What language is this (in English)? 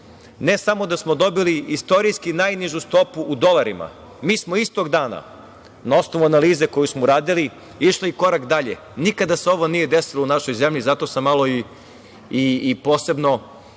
Serbian